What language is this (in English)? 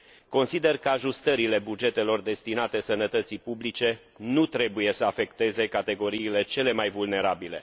Romanian